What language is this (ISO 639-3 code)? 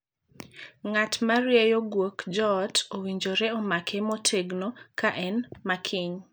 luo